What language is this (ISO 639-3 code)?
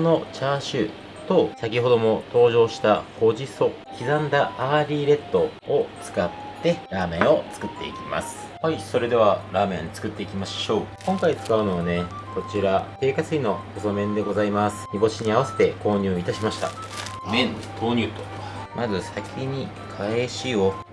jpn